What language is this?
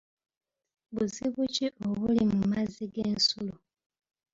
Ganda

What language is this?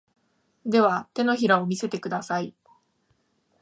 Japanese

